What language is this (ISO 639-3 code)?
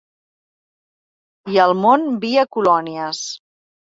cat